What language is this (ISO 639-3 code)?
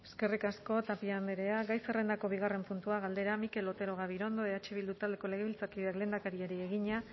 eus